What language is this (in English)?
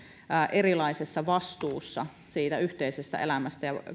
Finnish